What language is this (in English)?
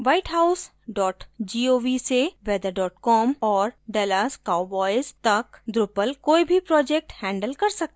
Hindi